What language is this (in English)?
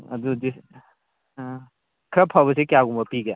Manipuri